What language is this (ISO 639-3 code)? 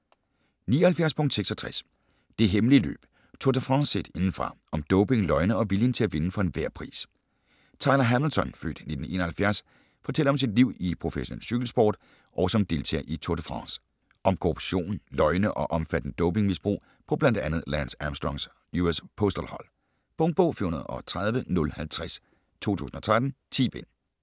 dan